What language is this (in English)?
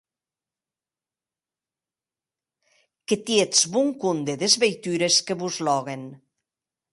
Occitan